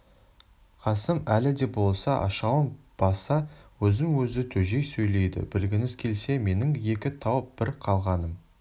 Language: Kazakh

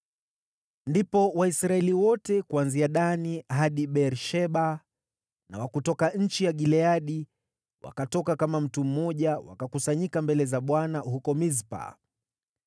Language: Swahili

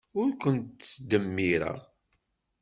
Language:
Kabyle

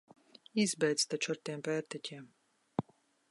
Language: Latvian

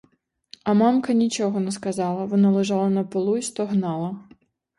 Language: Ukrainian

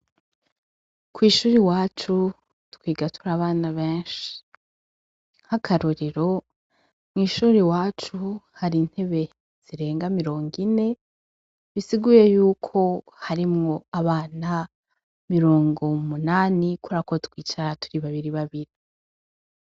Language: Rundi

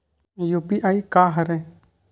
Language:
Chhattisgarhi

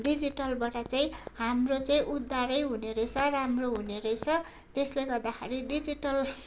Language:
Nepali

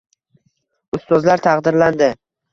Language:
Uzbek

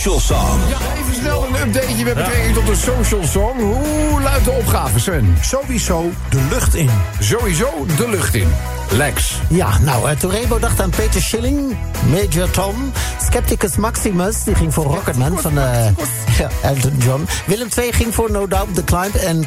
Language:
Dutch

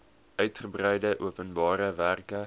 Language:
Afrikaans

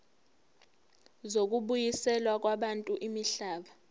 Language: Zulu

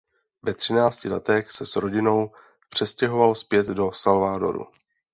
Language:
Czech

